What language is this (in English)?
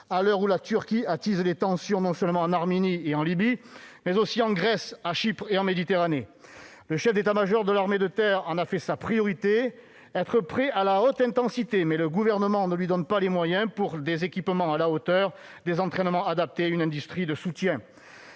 French